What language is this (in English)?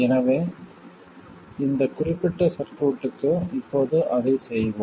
Tamil